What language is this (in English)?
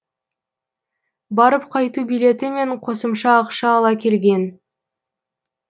Kazakh